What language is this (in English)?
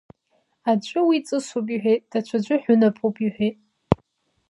Abkhazian